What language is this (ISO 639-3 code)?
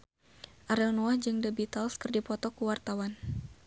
sun